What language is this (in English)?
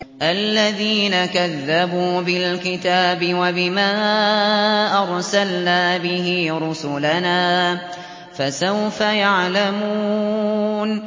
Arabic